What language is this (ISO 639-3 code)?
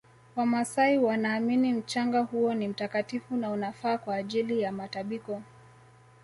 swa